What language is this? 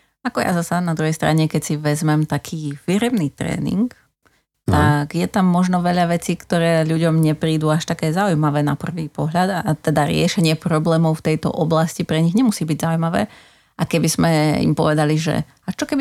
Slovak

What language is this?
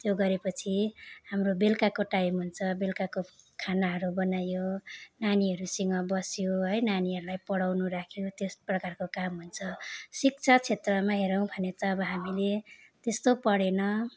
Nepali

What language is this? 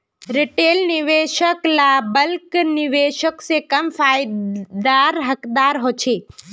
Magahi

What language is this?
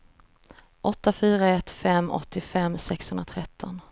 Swedish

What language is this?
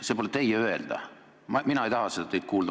Estonian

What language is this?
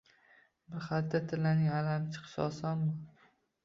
Uzbek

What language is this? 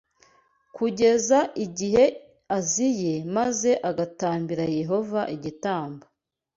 Kinyarwanda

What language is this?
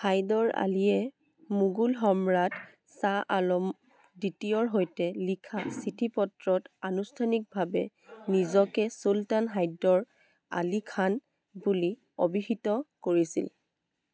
Assamese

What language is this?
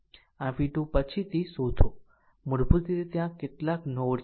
Gujarati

